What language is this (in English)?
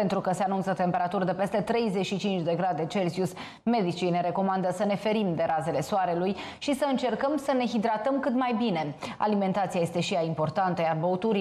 Romanian